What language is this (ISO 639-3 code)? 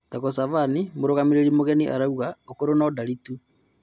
kik